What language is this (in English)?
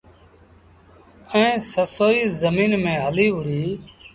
Sindhi Bhil